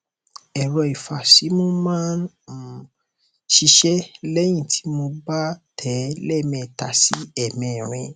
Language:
Yoruba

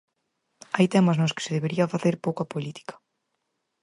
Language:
Galician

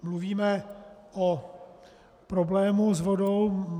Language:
Czech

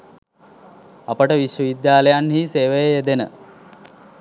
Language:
Sinhala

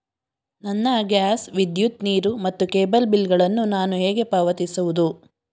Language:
Kannada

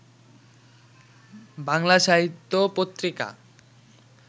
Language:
Bangla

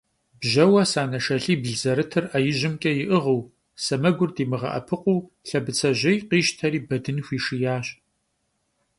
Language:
Kabardian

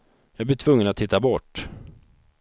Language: Swedish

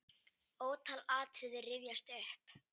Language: Icelandic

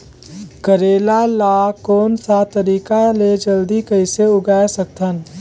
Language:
Chhattisgarhi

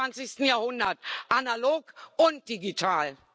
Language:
German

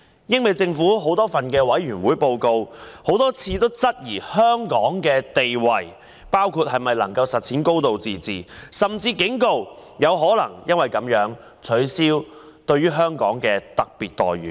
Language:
Cantonese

